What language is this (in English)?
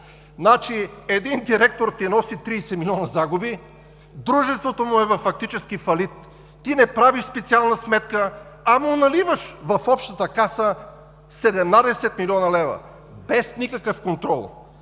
Bulgarian